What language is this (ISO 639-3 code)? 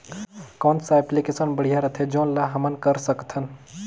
hne